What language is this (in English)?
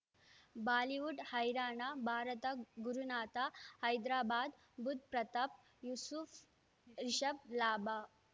Kannada